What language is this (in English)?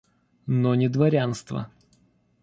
Russian